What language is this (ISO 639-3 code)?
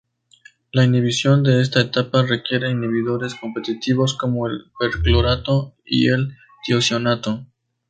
spa